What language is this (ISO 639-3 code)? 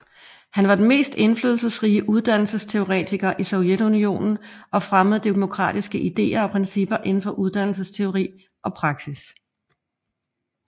dan